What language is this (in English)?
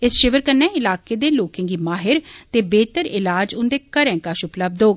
Dogri